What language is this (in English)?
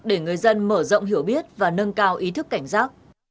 Vietnamese